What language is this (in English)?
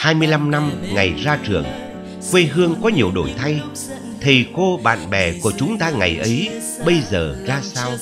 Vietnamese